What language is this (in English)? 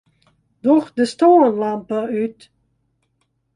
Western Frisian